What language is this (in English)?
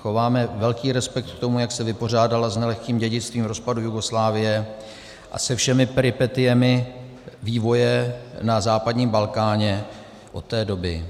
Czech